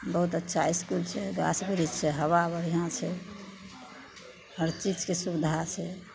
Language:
Maithili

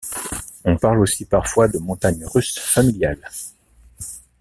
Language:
French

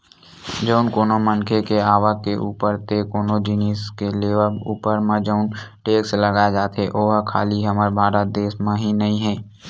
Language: Chhattisgarhi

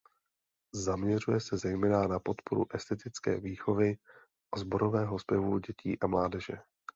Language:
Czech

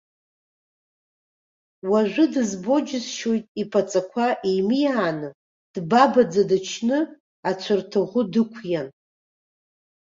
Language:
Abkhazian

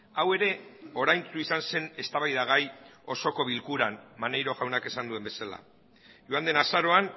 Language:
Basque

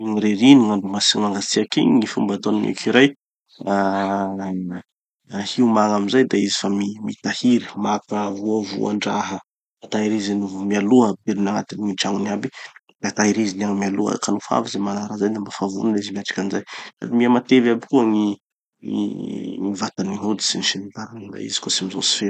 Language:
Tanosy Malagasy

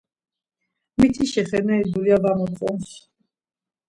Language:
Laz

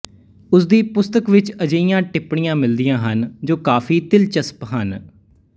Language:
Punjabi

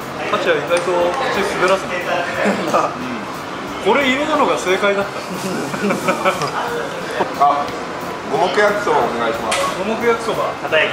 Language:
Japanese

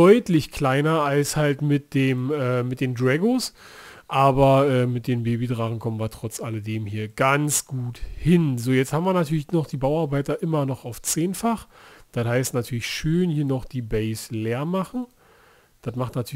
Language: German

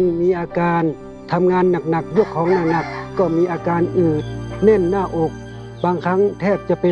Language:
Thai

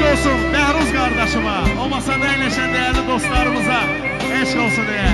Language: Turkish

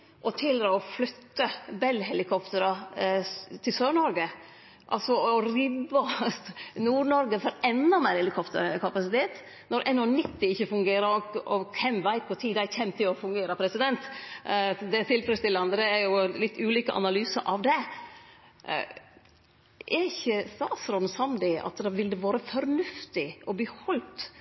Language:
Norwegian Nynorsk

